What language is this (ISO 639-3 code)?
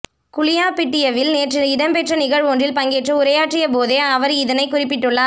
tam